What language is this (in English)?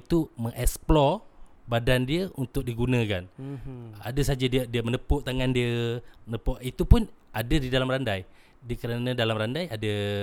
Malay